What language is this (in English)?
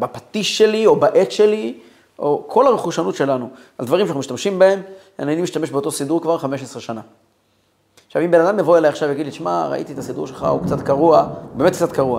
Hebrew